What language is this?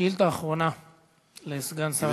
Hebrew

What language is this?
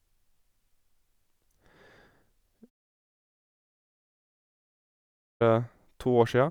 Norwegian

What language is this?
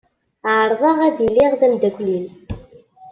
Kabyle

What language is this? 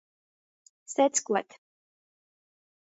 Latgalian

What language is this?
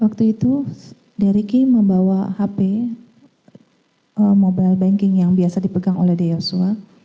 Indonesian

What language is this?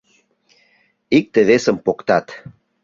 Mari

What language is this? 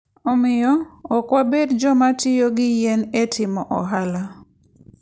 Luo (Kenya and Tanzania)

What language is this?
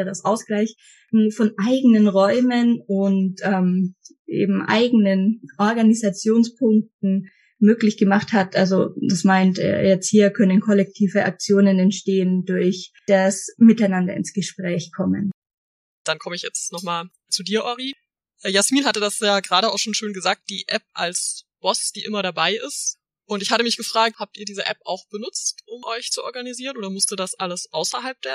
German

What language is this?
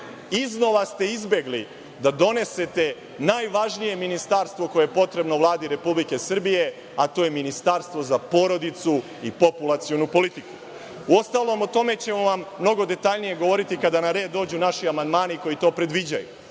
Serbian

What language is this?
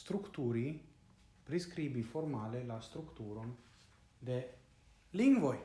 Italian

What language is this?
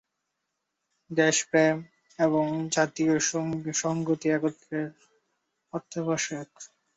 Bangla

